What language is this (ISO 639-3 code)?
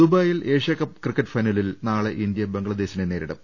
mal